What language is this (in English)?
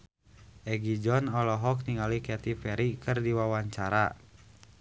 Sundanese